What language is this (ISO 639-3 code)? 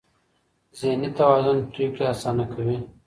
pus